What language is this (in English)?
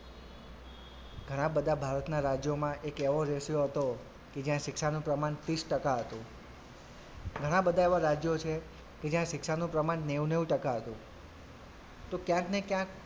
Gujarati